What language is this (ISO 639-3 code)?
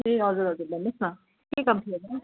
nep